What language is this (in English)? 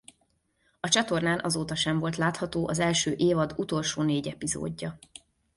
Hungarian